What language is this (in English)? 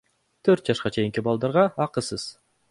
Kyrgyz